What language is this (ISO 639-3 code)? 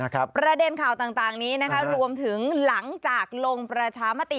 tha